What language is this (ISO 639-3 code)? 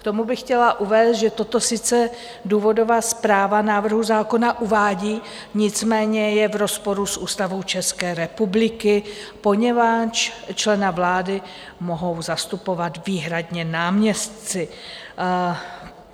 ces